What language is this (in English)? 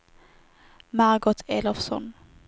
Swedish